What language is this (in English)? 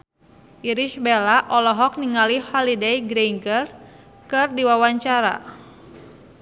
Sundanese